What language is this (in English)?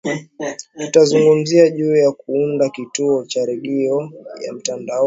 Swahili